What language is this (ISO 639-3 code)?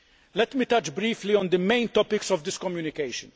eng